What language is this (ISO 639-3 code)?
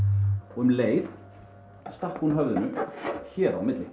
isl